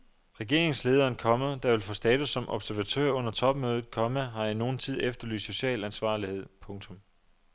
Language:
Danish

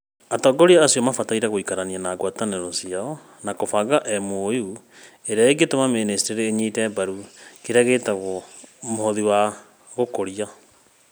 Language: Kikuyu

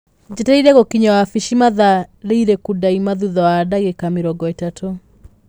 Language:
Kikuyu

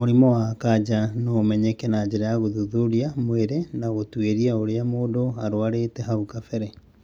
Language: Kikuyu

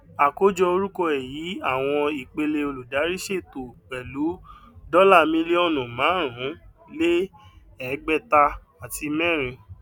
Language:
Yoruba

